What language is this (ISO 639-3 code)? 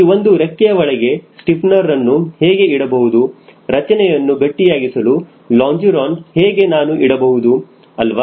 kan